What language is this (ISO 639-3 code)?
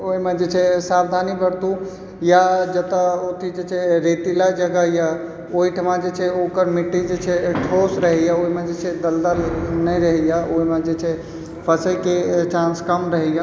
mai